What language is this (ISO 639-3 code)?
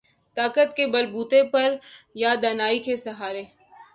urd